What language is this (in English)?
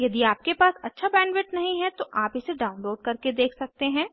Hindi